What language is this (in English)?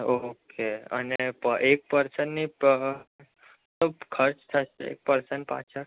Gujarati